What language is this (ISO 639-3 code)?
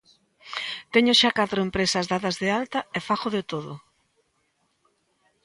glg